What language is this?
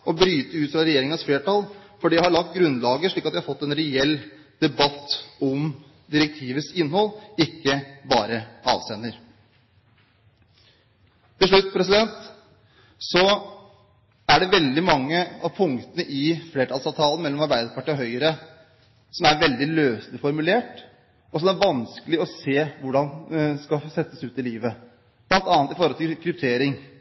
Norwegian Bokmål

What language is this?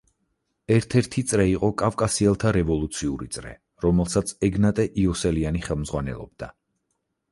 Georgian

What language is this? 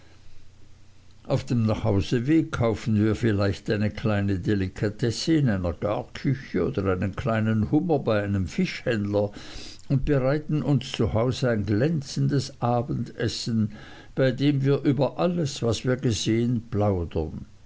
German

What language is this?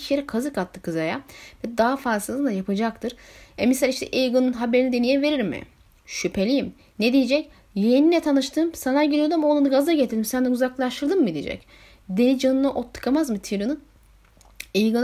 Turkish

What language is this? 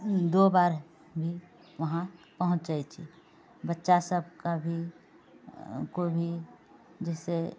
Maithili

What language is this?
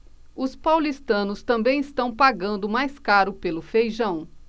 Portuguese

